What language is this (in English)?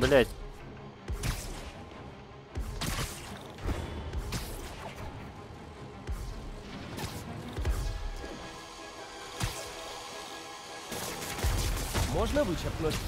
Russian